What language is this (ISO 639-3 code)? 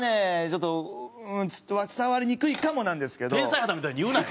jpn